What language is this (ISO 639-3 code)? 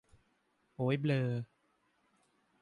tha